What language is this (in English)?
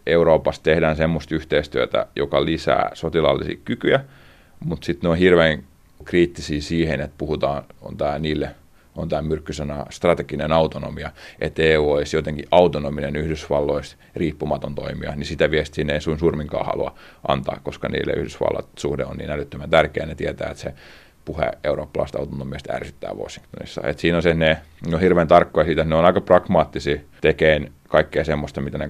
Finnish